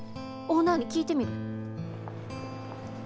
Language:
Japanese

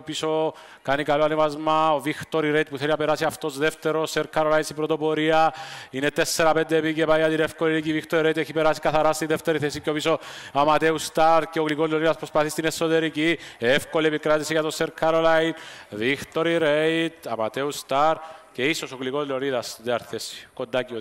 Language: Greek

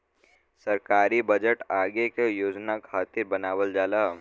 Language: Bhojpuri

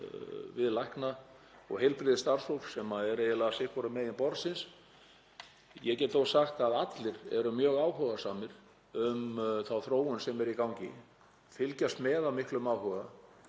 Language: Icelandic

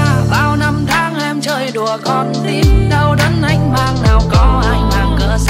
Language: Vietnamese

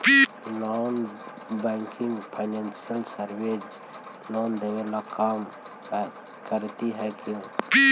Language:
Magahi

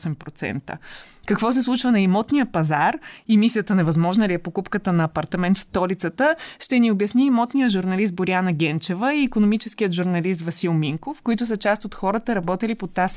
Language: Bulgarian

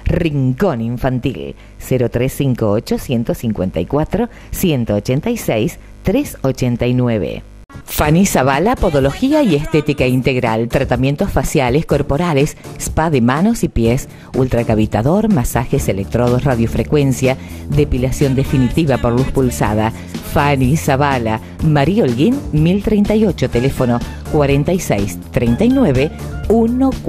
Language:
Spanish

